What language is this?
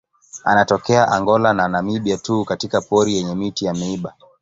Swahili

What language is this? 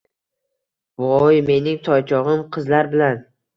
Uzbek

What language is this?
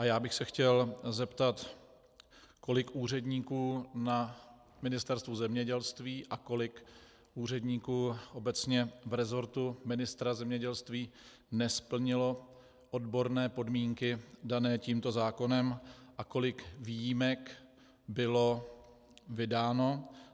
Czech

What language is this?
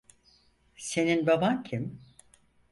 Turkish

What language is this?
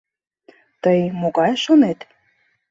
Mari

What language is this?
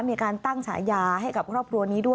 Thai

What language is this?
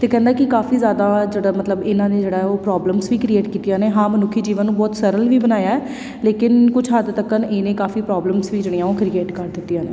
Punjabi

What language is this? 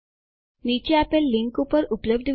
Gujarati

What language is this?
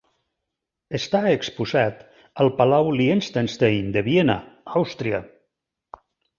Catalan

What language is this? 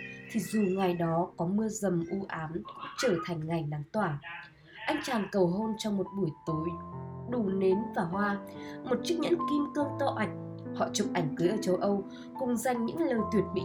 Vietnamese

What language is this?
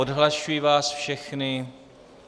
Czech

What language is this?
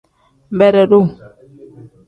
Tem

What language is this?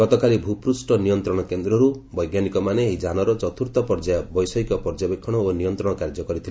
Odia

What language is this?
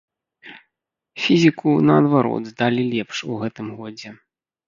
Belarusian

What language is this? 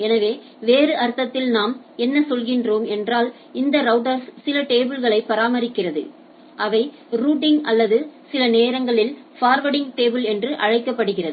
Tamil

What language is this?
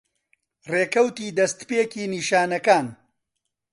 Central Kurdish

